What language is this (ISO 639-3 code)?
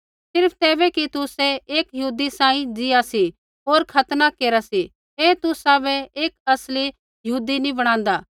kfx